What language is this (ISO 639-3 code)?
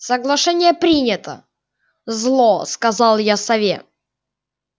rus